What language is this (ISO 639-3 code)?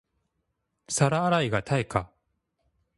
jpn